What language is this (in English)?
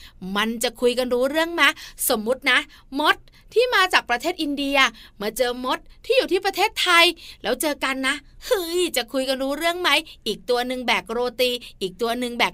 Thai